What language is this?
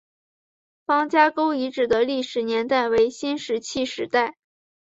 Chinese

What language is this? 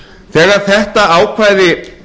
Icelandic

